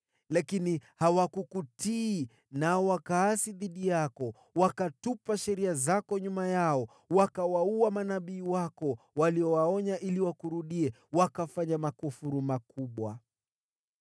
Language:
Swahili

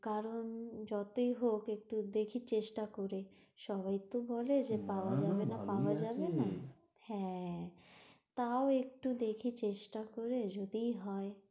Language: Bangla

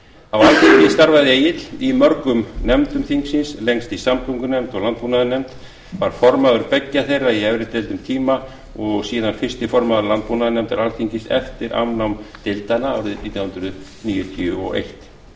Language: Icelandic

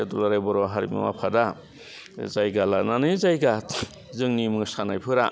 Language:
Bodo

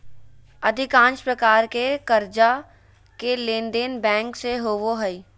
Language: Magahi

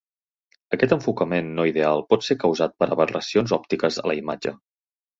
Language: Catalan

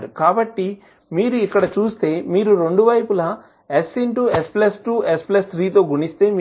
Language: Telugu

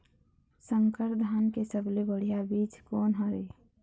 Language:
Chhattisgarhi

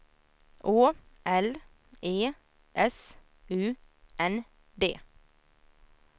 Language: Swedish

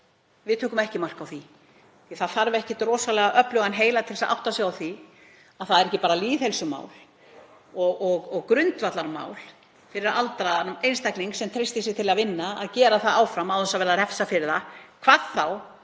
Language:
Icelandic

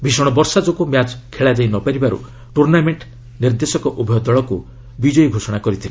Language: Odia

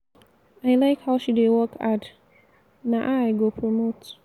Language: Nigerian Pidgin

